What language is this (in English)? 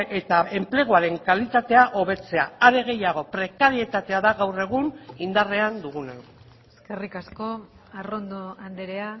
Basque